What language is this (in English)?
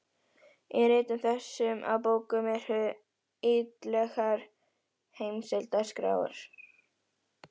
Icelandic